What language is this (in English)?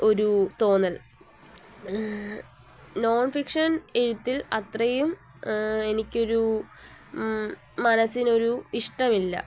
Malayalam